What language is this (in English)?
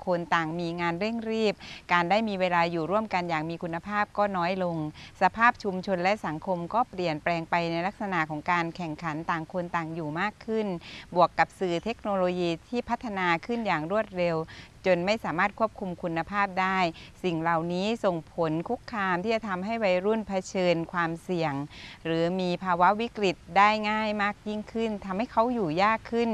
Thai